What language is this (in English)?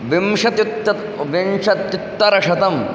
Sanskrit